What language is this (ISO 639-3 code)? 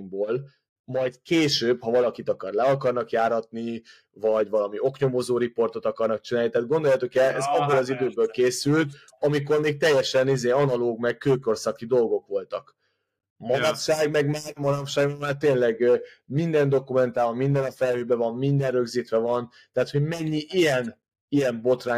hun